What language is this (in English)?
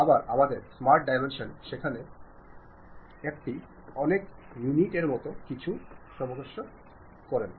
Bangla